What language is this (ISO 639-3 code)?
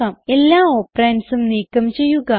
mal